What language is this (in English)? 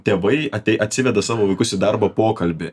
Lithuanian